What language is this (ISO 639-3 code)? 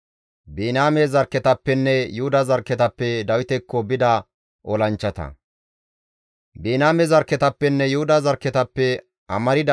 gmv